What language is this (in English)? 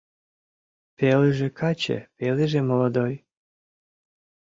Mari